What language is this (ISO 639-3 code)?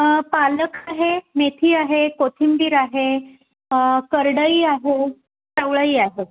mar